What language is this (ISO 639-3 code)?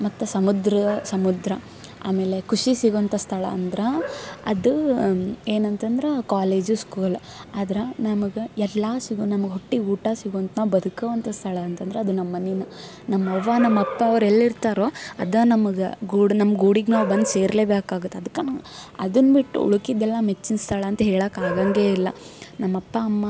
kan